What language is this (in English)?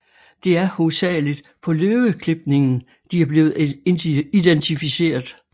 Danish